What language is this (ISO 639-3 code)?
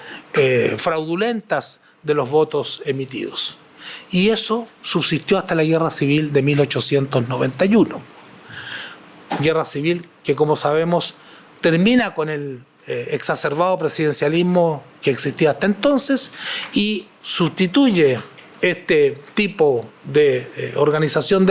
spa